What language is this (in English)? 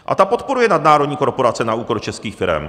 Czech